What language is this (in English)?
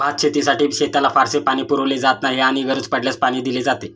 Marathi